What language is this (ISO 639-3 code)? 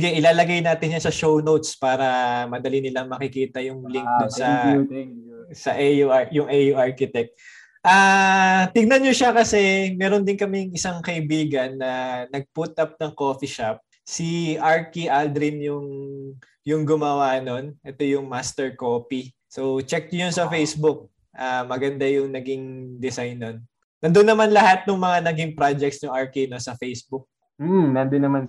fil